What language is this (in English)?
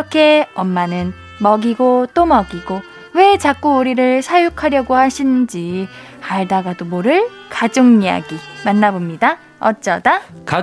Korean